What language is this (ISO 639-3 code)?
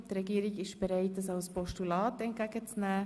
gsw